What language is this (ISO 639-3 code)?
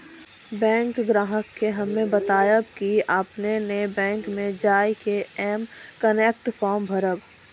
mai